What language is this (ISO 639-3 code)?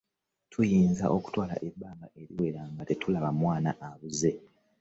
lug